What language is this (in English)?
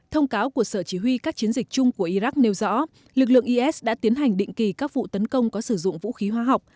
Vietnamese